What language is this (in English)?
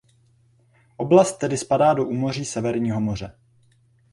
Czech